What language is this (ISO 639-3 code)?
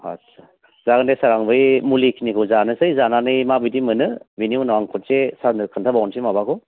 brx